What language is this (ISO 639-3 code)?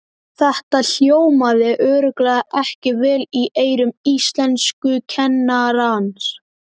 isl